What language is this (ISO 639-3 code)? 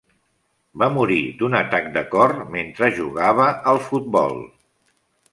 cat